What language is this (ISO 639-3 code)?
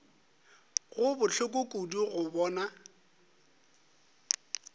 nso